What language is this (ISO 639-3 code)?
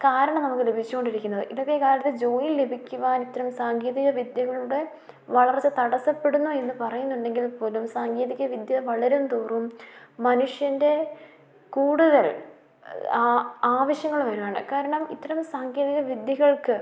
mal